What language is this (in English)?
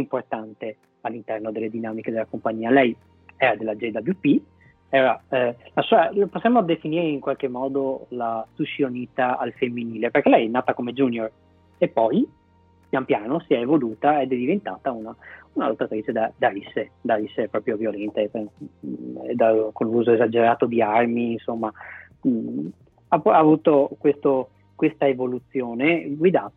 Italian